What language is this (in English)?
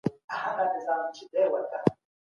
Pashto